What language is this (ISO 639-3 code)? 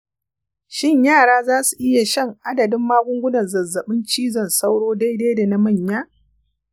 hau